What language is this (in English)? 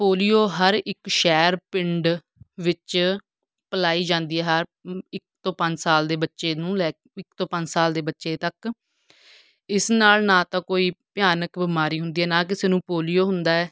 Punjabi